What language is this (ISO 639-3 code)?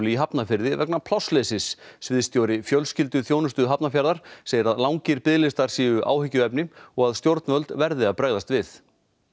isl